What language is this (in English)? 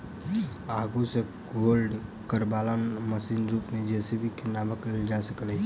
Maithili